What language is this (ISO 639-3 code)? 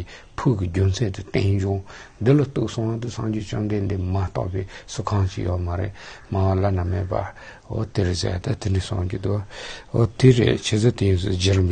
tur